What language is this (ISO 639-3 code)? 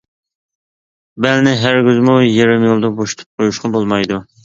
uig